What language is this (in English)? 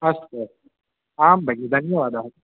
Sanskrit